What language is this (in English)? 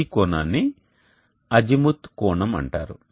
Telugu